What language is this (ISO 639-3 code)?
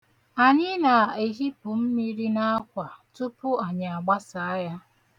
ibo